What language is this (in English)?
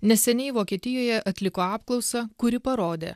Lithuanian